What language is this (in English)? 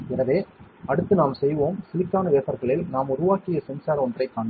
Tamil